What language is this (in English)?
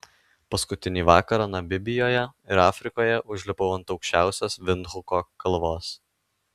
Lithuanian